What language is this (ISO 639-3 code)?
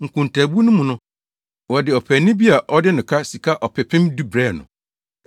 aka